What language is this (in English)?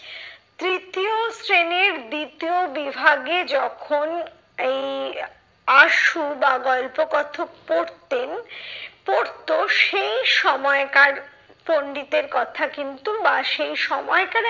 Bangla